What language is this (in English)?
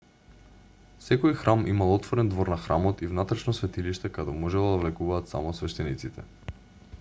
Macedonian